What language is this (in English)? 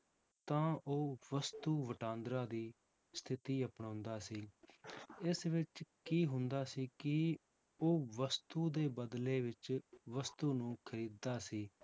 Punjabi